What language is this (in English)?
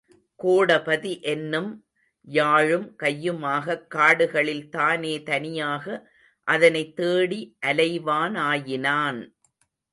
Tamil